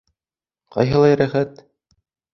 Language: Bashkir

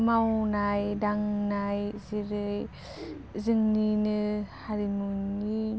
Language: Bodo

